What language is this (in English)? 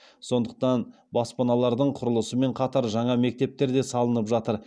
Kazakh